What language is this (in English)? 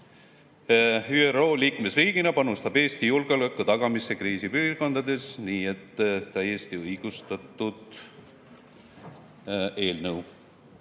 Estonian